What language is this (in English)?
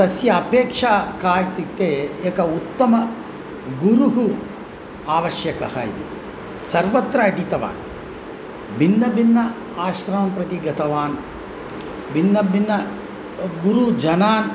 Sanskrit